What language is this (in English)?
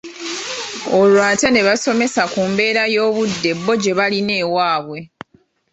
Ganda